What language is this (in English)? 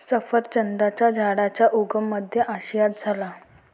Marathi